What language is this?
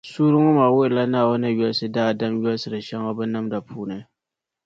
Dagbani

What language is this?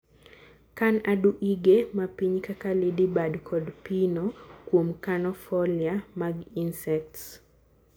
Luo (Kenya and Tanzania)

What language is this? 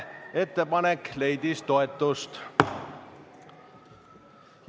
Estonian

